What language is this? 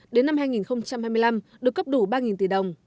Vietnamese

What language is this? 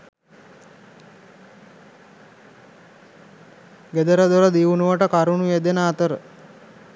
Sinhala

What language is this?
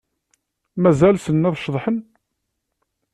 Kabyle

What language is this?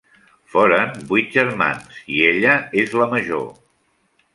Catalan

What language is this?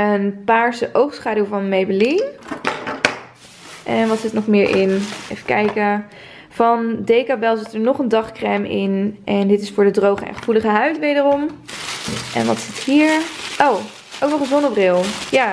Dutch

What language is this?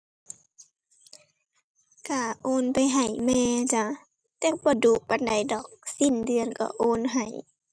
Thai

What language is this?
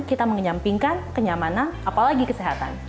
Indonesian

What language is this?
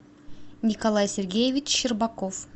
Russian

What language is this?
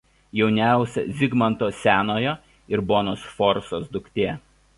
Lithuanian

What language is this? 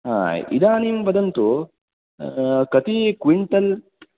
Sanskrit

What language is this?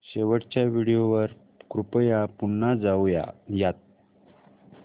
Marathi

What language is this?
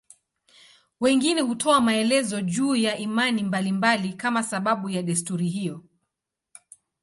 Swahili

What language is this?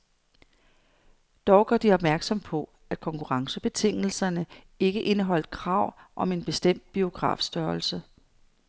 Danish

